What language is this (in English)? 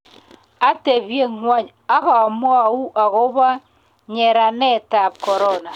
Kalenjin